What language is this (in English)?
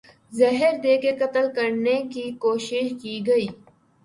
Urdu